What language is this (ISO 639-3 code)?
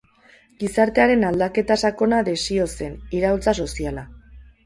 eus